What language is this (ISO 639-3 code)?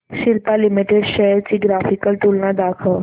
mar